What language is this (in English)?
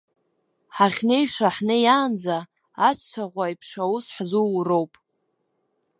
Abkhazian